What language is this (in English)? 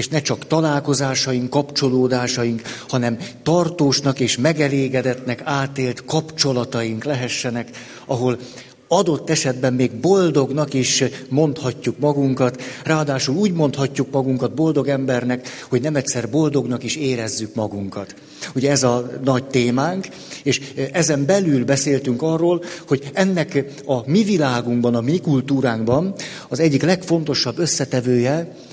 Hungarian